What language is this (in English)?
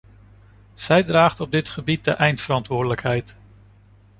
Dutch